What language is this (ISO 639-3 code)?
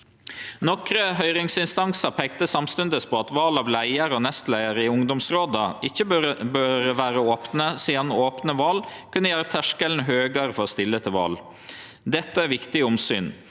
nor